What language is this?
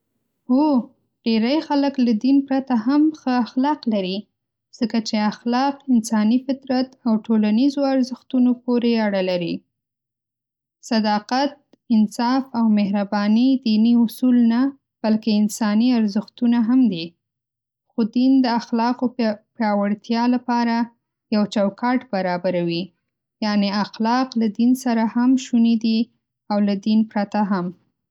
Pashto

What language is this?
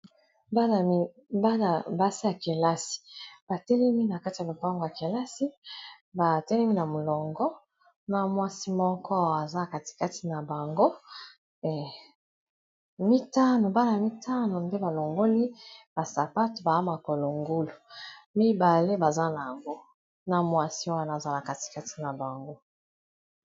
Lingala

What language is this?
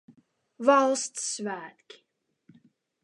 Latvian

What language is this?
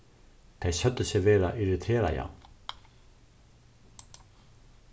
Faroese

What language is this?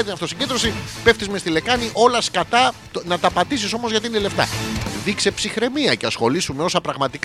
Greek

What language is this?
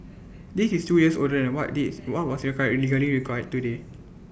English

